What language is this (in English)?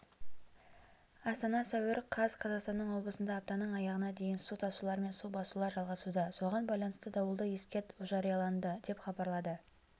Kazakh